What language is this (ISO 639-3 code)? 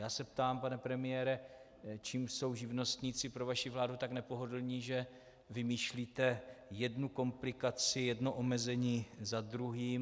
ces